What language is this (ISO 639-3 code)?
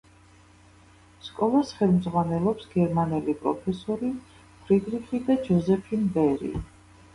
kat